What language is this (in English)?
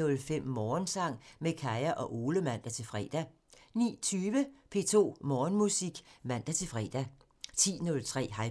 Danish